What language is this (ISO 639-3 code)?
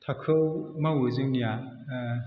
brx